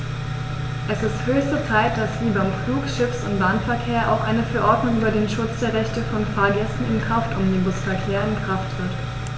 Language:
German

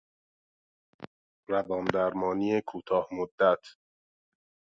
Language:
Persian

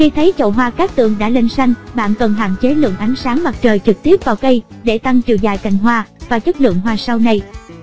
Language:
Vietnamese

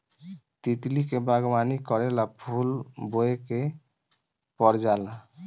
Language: Bhojpuri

